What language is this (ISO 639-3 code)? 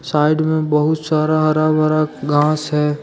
hin